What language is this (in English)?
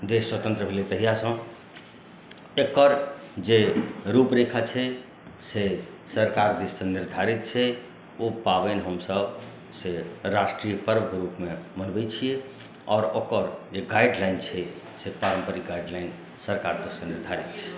Maithili